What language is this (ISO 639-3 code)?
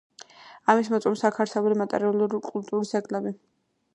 kat